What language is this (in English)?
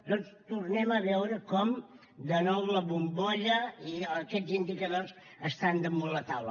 Catalan